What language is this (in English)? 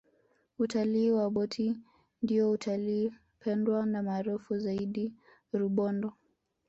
Swahili